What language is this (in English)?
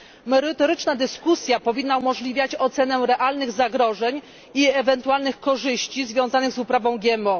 Polish